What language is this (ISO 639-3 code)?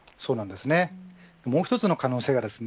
jpn